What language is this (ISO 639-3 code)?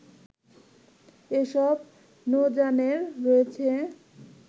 ben